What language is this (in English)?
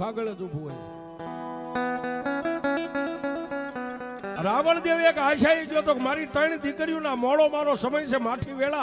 Arabic